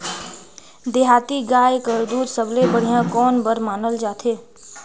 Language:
Chhattisgarhi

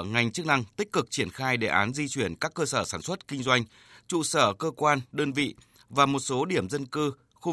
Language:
Vietnamese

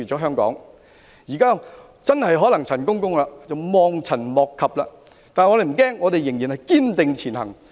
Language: Cantonese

